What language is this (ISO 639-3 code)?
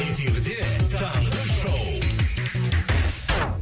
kaz